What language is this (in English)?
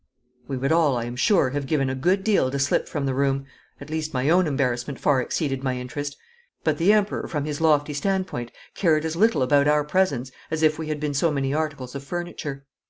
English